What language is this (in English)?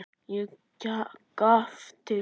Icelandic